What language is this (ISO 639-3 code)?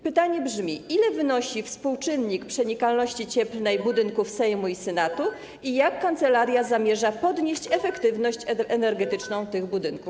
pol